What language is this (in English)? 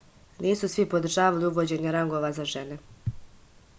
Serbian